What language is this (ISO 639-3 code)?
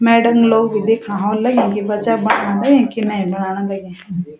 gbm